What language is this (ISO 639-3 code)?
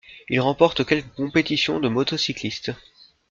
fra